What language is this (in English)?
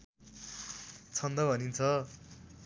Nepali